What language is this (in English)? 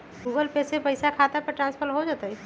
Magahi